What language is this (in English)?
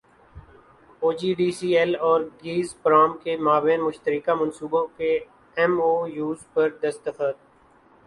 Urdu